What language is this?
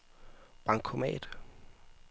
Danish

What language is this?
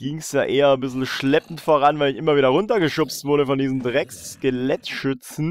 German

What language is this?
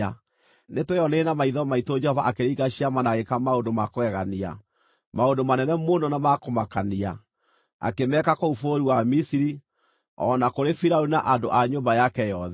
Kikuyu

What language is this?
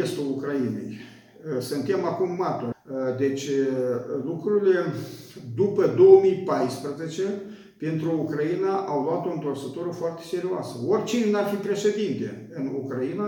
Romanian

